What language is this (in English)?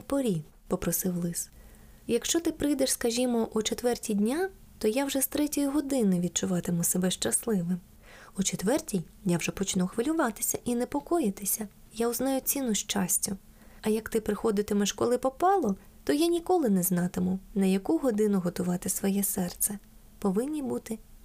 Ukrainian